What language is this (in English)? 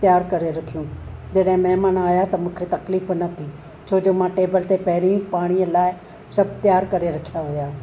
Sindhi